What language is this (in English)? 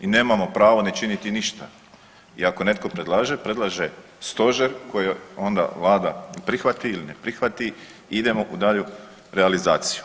Croatian